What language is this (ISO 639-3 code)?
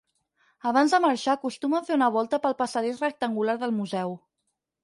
cat